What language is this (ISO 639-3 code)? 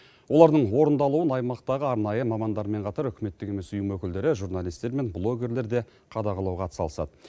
kaz